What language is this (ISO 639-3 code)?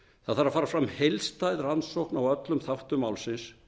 isl